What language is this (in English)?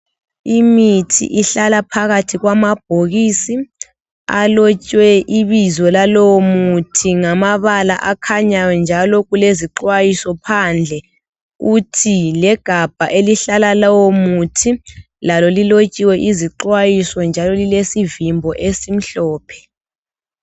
North Ndebele